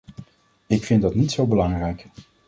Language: Dutch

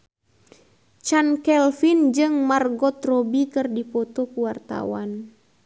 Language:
Sundanese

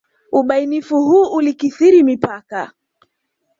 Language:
Swahili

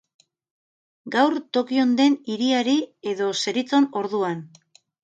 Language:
Basque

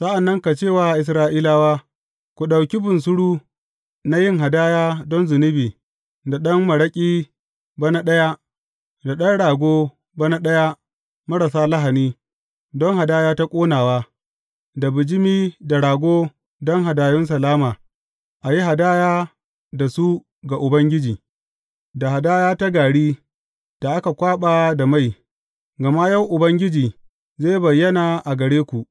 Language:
Hausa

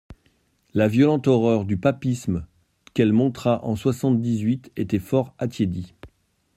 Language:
French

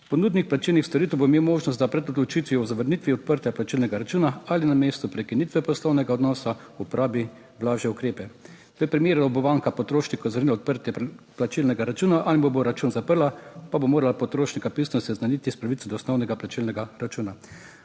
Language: Slovenian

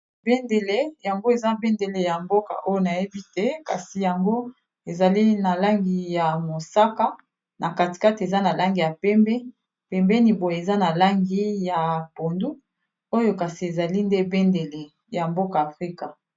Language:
Lingala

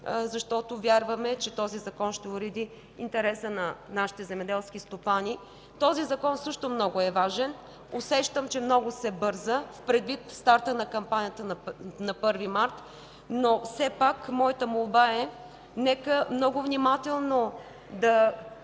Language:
Bulgarian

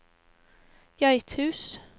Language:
Norwegian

